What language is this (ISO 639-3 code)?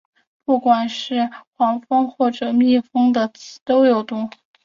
zho